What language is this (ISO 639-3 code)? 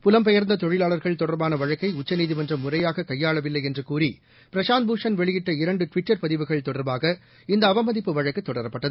tam